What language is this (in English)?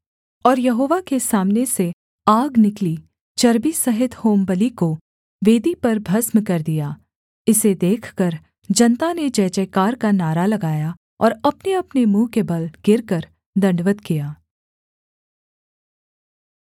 Hindi